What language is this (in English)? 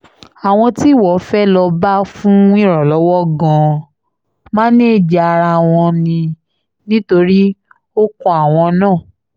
Yoruba